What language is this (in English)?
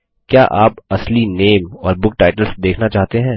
Hindi